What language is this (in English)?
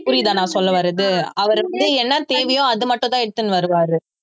Tamil